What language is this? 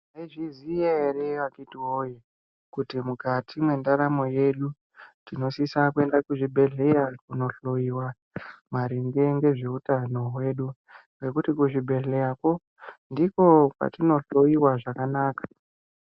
Ndau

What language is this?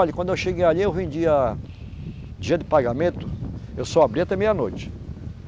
Portuguese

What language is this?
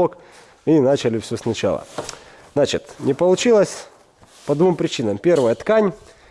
Russian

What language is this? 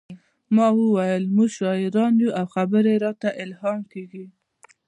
Pashto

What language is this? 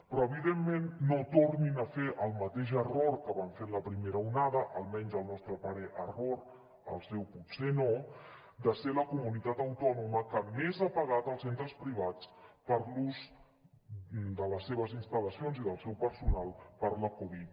Catalan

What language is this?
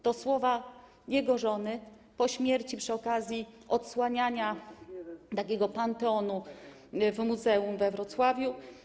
Polish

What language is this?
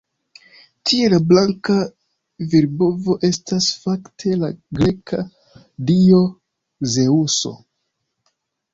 Esperanto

